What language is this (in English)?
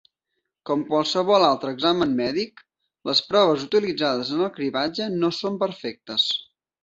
Catalan